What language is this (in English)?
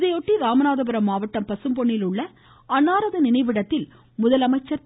Tamil